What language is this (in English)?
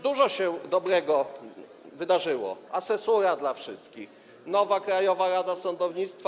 Polish